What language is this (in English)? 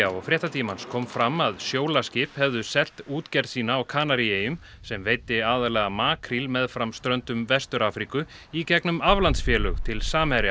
Icelandic